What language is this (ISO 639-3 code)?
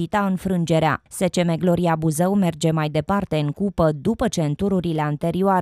ron